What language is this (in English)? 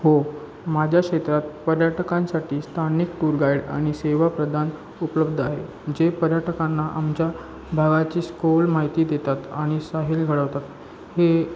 Marathi